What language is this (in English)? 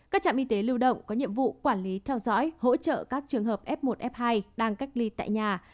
Vietnamese